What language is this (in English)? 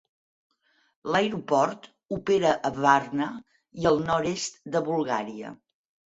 Catalan